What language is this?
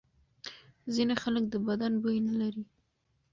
Pashto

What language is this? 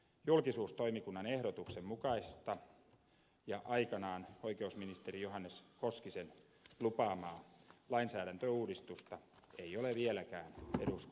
Finnish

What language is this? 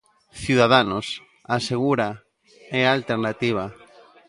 Galician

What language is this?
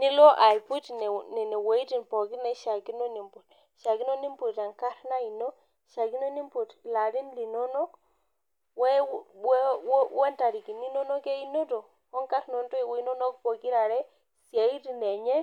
Masai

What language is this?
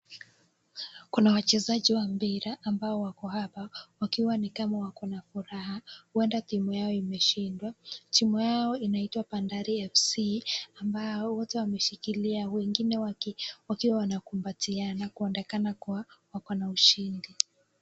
Swahili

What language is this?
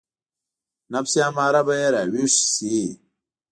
Pashto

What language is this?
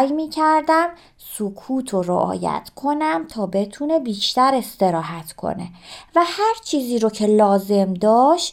Persian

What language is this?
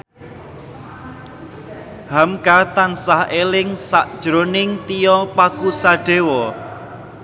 Javanese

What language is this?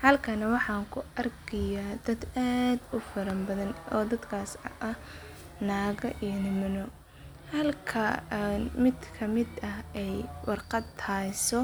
Somali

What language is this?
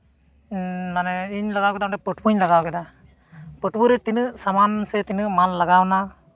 Santali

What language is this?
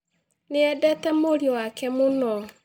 Kikuyu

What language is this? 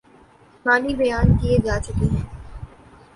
Urdu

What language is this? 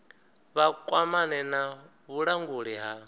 Venda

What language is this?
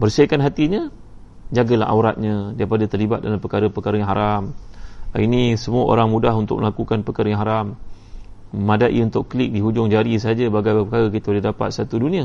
Malay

